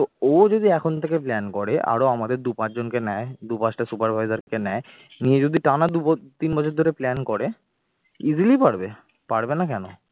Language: Bangla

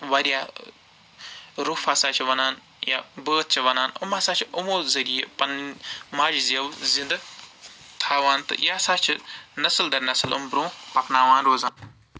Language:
Kashmiri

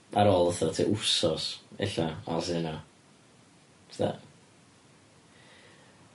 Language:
Welsh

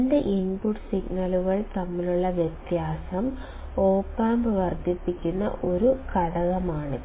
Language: Malayalam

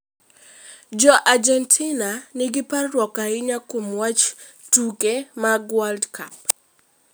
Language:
Luo (Kenya and Tanzania)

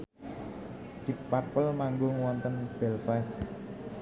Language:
Javanese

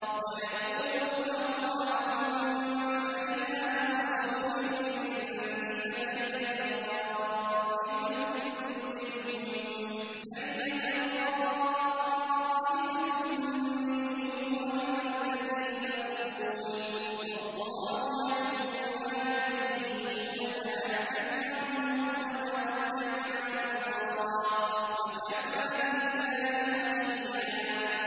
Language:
Arabic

